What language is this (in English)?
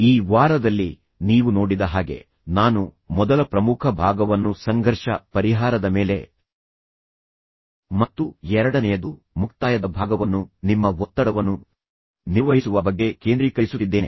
Kannada